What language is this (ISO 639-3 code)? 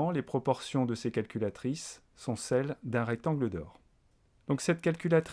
fra